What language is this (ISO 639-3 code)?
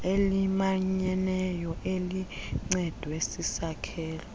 xho